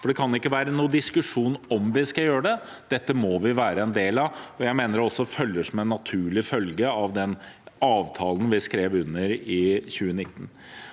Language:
Norwegian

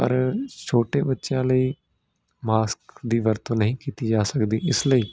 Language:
Punjabi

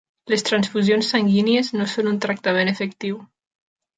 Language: Catalan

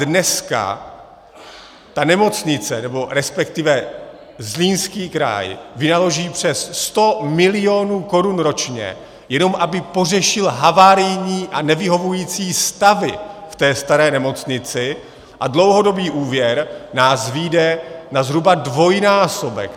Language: Czech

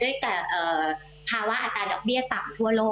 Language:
Thai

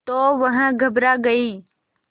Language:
Hindi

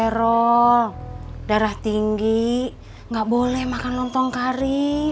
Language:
Indonesian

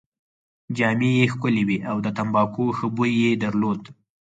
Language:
Pashto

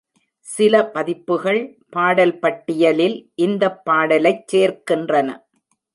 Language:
Tamil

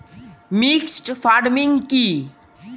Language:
Bangla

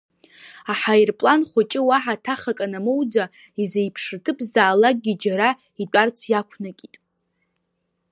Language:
Abkhazian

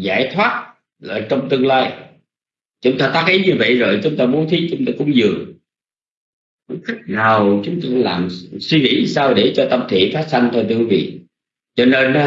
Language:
Vietnamese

